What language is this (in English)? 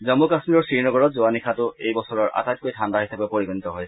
Assamese